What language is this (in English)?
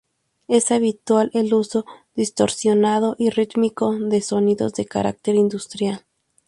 Spanish